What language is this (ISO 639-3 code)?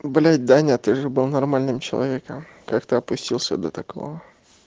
rus